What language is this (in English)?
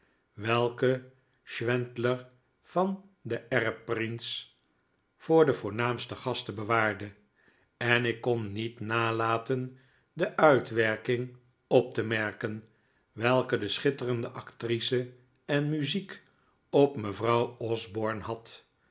Dutch